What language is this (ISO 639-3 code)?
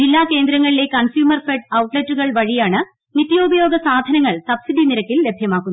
mal